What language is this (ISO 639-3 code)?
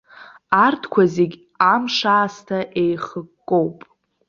abk